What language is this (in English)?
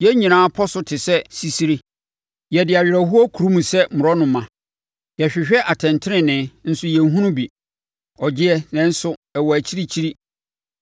Akan